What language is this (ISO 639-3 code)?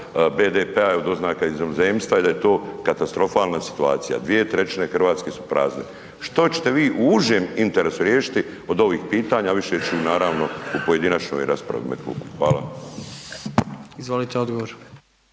hrv